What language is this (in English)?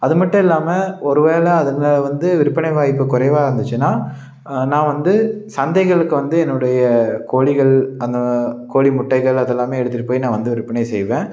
Tamil